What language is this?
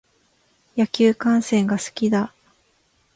Japanese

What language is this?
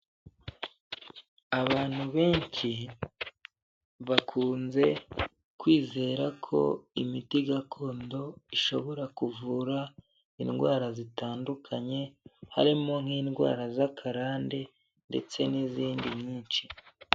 Kinyarwanda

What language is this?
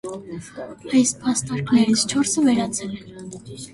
Armenian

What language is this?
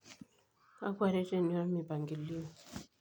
Masai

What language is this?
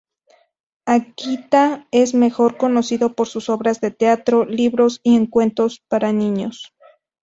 Spanish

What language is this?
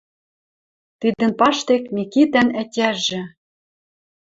Western Mari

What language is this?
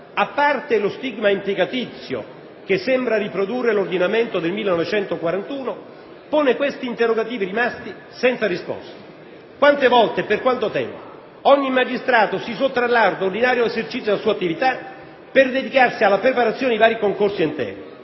Italian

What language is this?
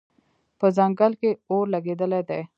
Pashto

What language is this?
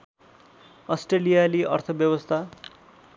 Nepali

